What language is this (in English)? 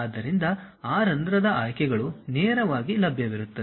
Kannada